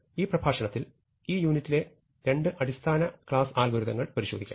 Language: Malayalam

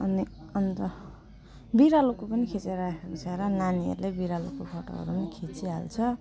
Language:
Nepali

